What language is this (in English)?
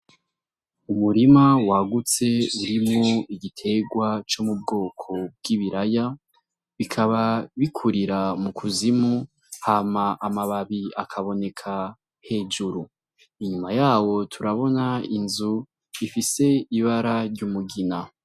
Rundi